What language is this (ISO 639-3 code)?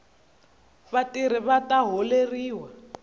tso